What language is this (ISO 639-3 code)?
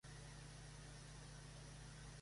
spa